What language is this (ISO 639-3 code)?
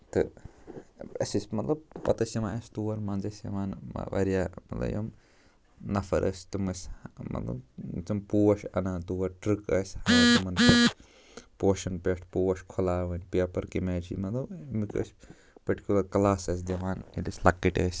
kas